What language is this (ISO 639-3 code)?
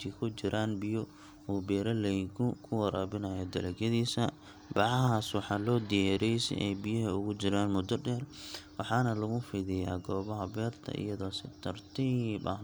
som